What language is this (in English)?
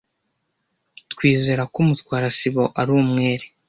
Kinyarwanda